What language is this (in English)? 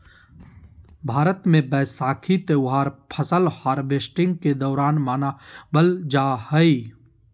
Magahi